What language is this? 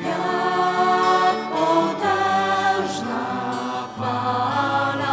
Polish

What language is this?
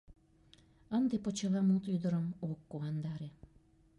Mari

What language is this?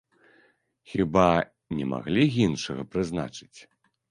Belarusian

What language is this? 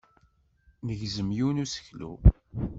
Kabyle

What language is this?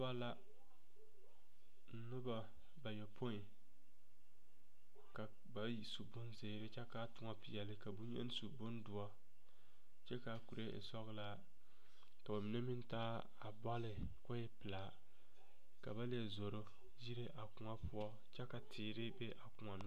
Southern Dagaare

